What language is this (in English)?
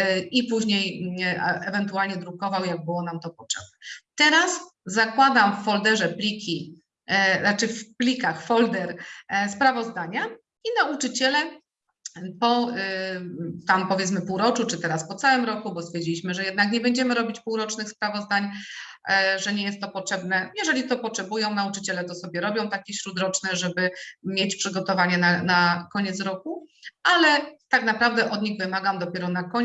Polish